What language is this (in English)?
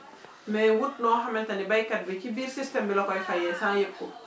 Wolof